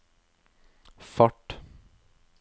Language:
Norwegian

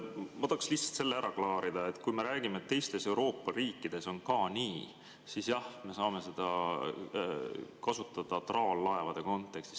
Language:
Estonian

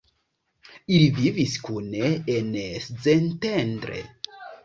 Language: Esperanto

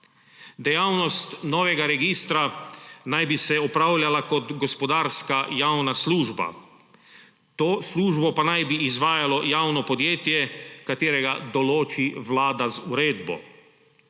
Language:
Slovenian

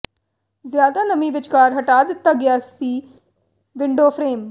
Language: Punjabi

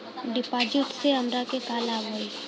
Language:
Bhojpuri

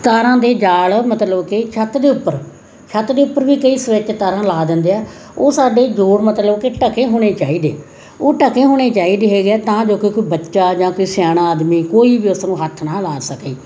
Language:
Punjabi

